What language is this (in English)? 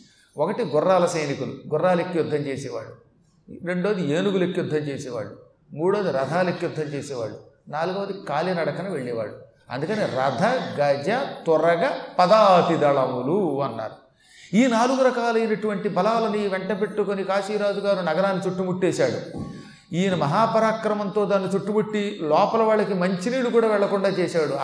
Telugu